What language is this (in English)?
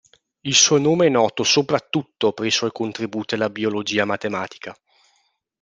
Italian